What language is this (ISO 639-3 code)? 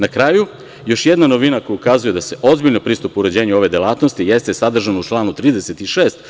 srp